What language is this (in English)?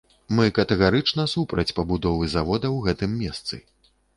Belarusian